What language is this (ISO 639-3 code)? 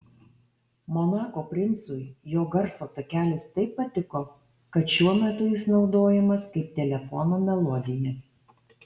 lit